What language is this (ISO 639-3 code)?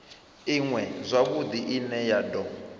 ven